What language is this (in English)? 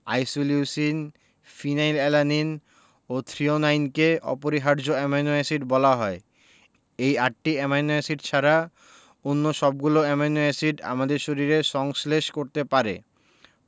Bangla